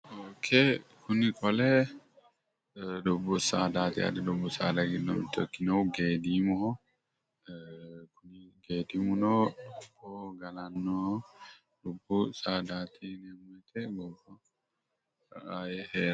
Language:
Sidamo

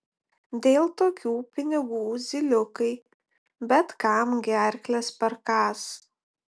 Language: Lithuanian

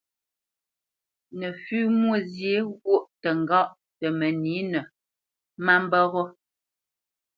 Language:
Bamenyam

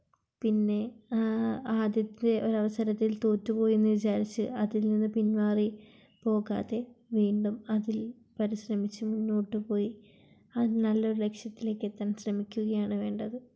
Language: Malayalam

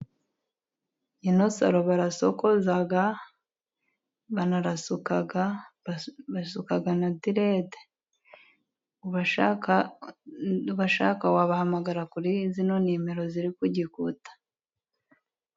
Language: Kinyarwanda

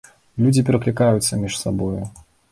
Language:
Belarusian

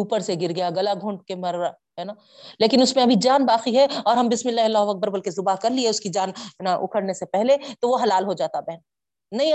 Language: Urdu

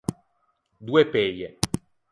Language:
Ligurian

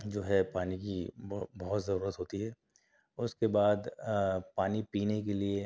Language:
Urdu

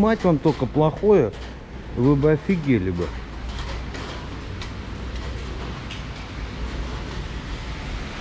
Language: Russian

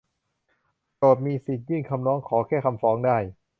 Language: Thai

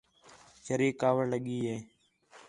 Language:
Khetrani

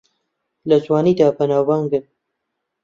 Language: Central Kurdish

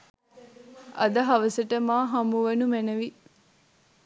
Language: Sinhala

